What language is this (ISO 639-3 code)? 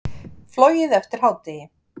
isl